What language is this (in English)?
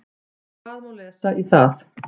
Icelandic